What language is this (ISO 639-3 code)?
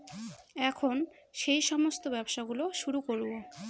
ben